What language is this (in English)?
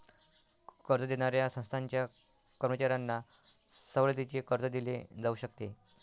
Marathi